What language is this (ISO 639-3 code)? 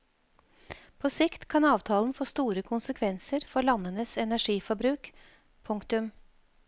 nor